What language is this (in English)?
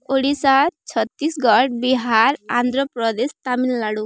Odia